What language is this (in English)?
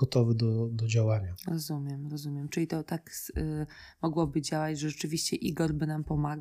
Polish